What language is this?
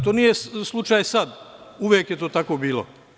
Serbian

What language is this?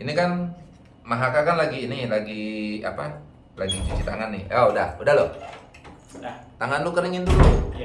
Indonesian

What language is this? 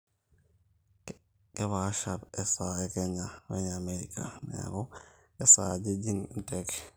Masai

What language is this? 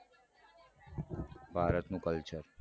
Gujarati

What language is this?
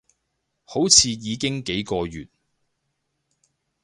Cantonese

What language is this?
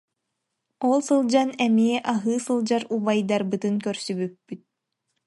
Yakut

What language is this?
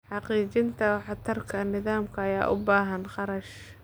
Somali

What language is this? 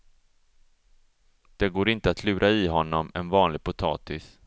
Swedish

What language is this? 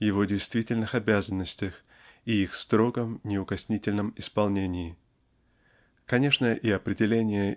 Russian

